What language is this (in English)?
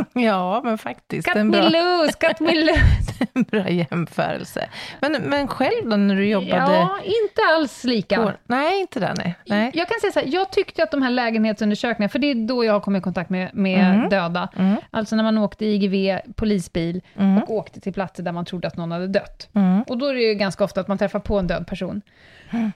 Swedish